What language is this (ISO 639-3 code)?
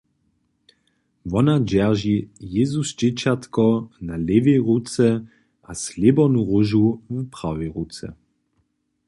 hsb